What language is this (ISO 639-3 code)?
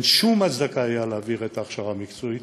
heb